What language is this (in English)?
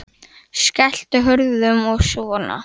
Icelandic